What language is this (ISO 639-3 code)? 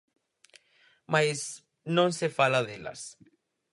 glg